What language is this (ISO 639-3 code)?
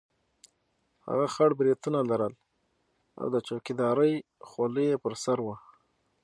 pus